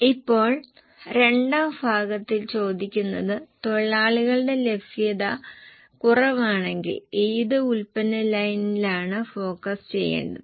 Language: Malayalam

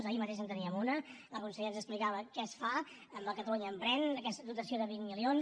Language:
Catalan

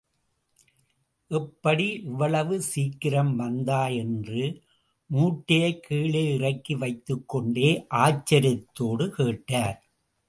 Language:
Tamil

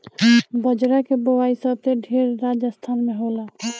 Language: Bhojpuri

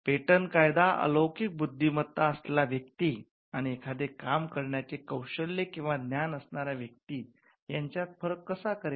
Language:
Marathi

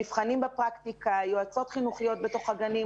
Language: Hebrew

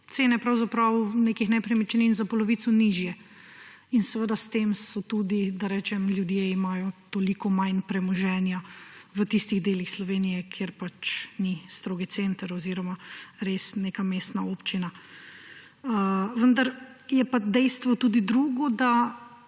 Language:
Slovenian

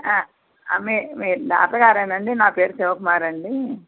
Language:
Telugu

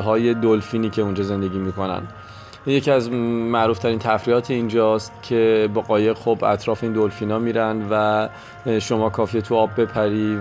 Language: Persian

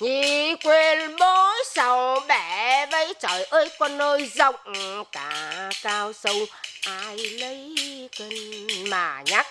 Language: Vietnamese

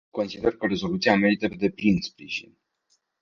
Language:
Romanian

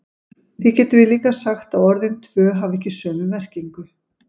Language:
Icelandic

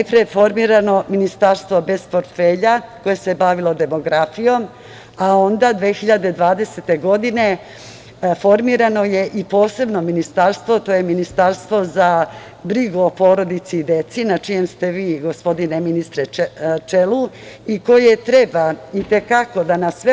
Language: Serbian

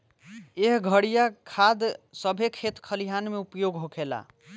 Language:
Bhojpuri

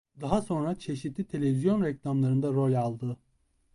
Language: Turkish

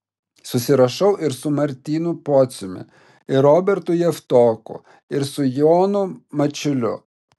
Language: Lithuanian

